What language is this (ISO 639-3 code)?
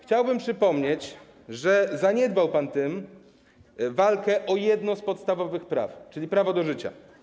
pol